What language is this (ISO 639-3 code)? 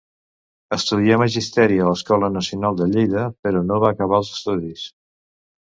cat